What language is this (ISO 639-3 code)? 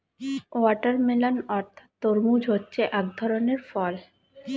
ben